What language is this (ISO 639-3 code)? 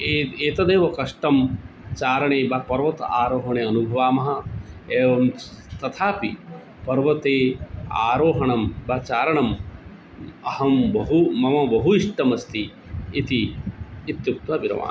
san